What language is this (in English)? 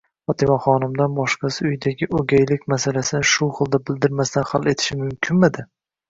Uzbek